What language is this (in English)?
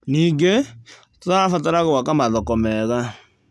Kikuyu